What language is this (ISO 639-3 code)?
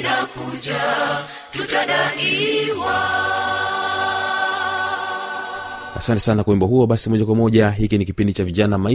swa